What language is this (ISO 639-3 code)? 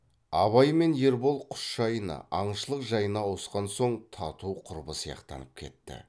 kaz